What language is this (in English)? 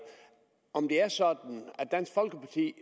Danish